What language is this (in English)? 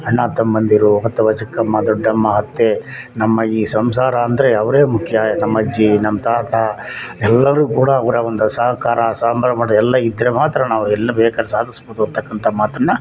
Kannada